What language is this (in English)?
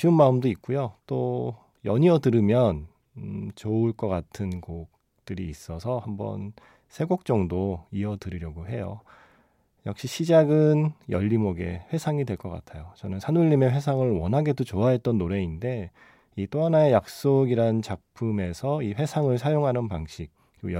Korean